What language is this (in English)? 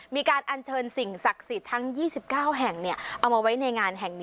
Thai